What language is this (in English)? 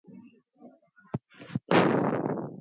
Swahili